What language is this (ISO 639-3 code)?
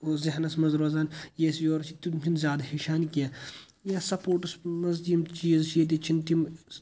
kas